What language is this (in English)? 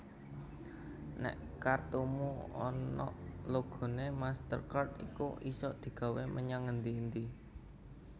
Javanese